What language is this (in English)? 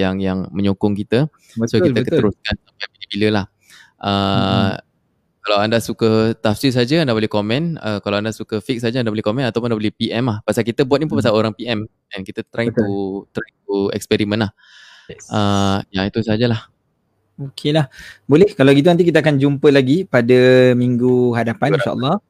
Malay